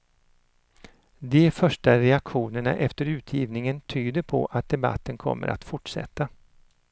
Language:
Swedish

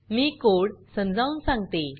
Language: Marathi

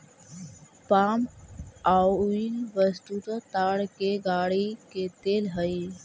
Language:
Magahi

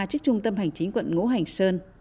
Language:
Vietnamese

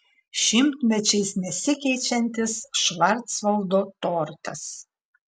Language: Lithuanian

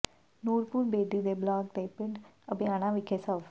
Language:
Punjabi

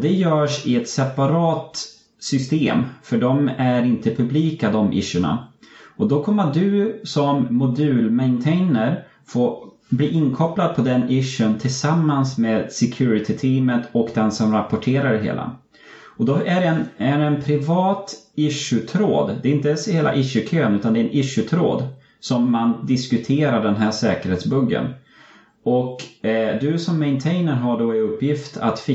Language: Swedish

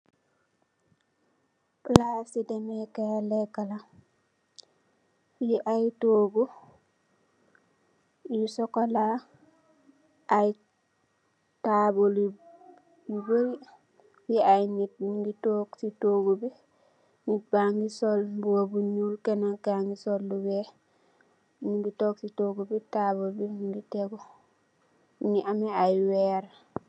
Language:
Wolof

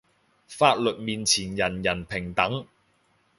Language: Cantonese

